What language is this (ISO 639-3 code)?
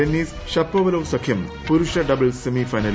mal